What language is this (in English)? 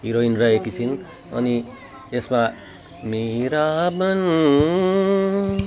Nepali